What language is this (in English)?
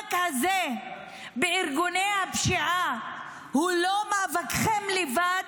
Hebrew